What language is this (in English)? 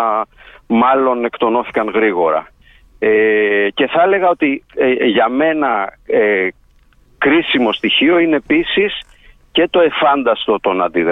Greek